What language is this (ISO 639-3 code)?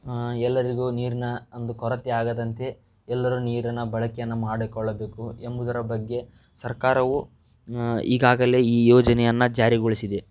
kan